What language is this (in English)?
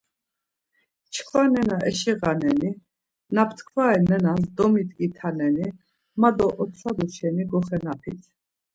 Laz